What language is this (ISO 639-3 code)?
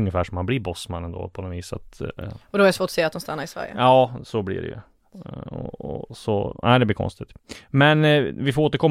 swe